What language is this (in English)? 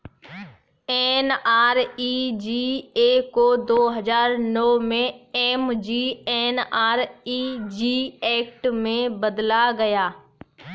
Hindi